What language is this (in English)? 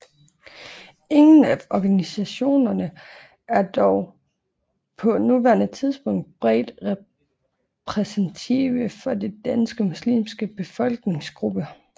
Danish